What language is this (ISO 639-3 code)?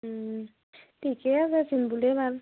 asm